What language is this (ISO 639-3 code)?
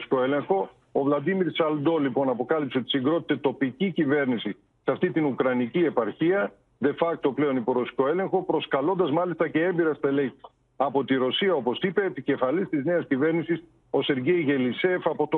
ell